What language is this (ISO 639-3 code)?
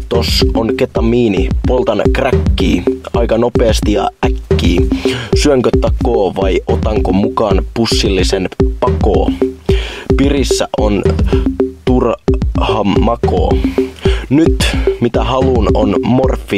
fin